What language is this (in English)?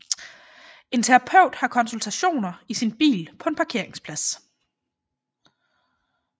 Danish